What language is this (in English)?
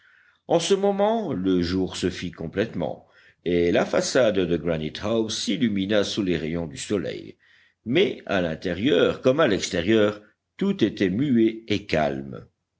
French